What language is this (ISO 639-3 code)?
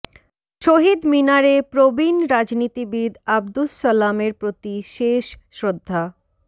ben